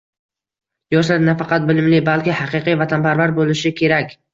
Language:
Uzbek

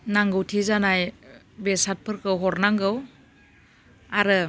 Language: Bodo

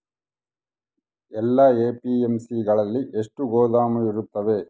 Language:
Kannada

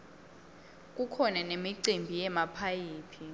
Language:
Swati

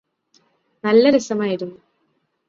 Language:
Malayalam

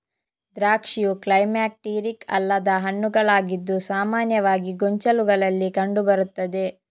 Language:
Kannada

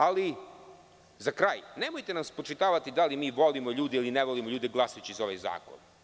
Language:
Serbian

